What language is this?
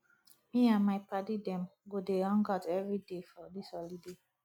Nigerian Pidgin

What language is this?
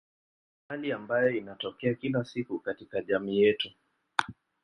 Swahili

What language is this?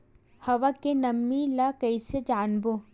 Chhattisgarhi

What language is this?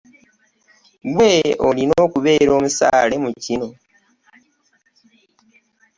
Ganda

